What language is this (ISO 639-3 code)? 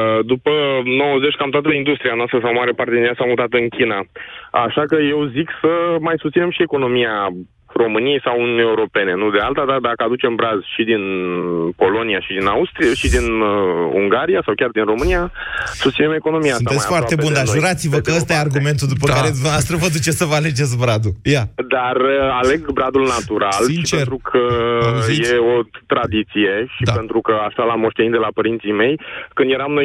ron